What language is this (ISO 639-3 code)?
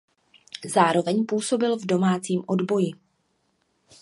ces